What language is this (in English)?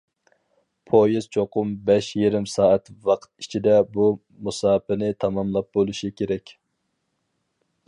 Uyghur